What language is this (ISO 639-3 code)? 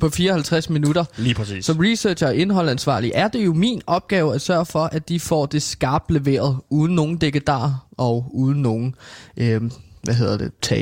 dan